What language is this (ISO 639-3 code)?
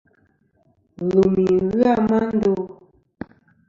bkm